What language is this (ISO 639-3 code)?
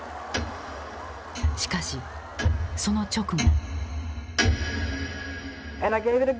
jpn